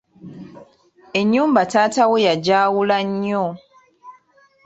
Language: Ganda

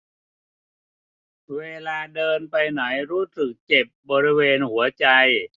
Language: Thai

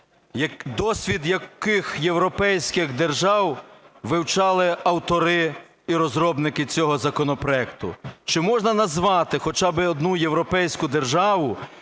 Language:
Ukrainian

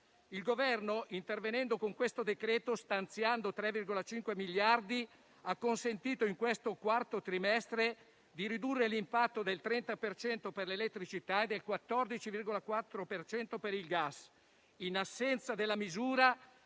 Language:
Italian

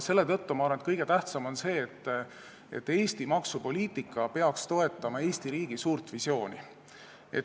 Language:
Estonian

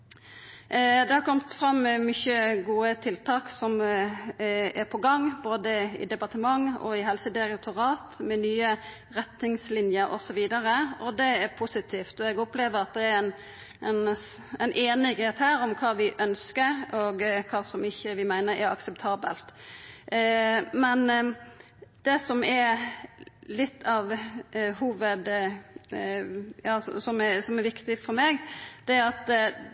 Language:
Norwegian Nynorsk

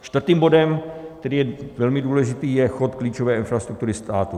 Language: Czech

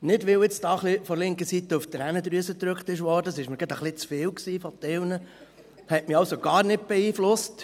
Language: Swiss German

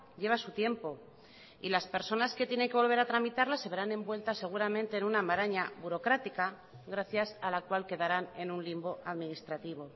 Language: Spanish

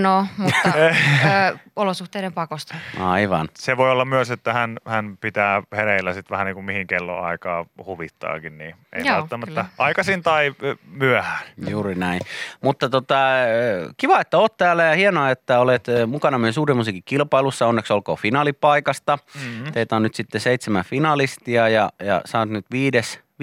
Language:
Finnish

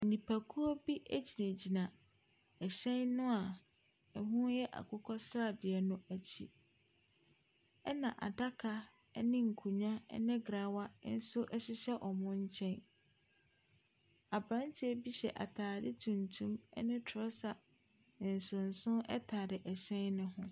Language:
Akan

